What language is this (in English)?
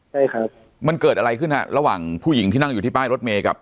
Thai